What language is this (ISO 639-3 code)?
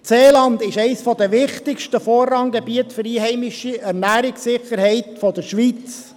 gsw